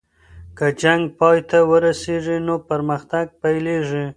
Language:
Pashto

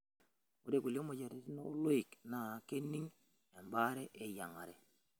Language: Masai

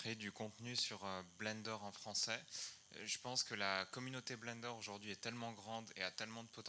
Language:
French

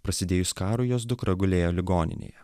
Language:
Lithuanian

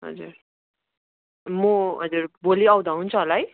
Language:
Nepali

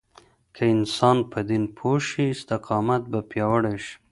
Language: Pashto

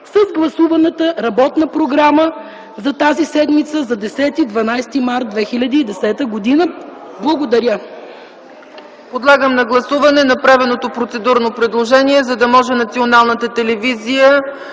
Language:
Bulgarian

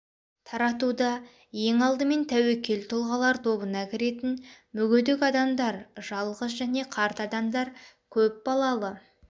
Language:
Kazakh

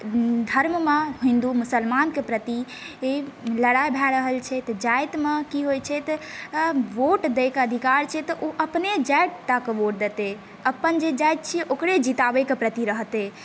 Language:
Maithili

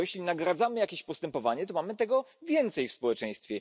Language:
Polish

